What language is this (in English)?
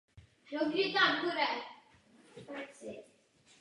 Czech